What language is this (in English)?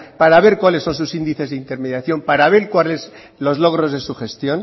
Spanish